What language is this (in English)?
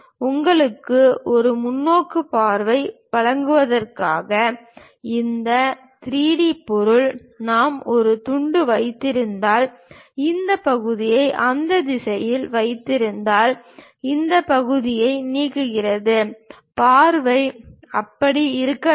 Tamil